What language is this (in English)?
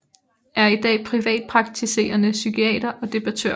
Danish